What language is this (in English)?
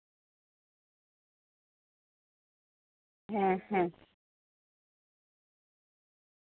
Santali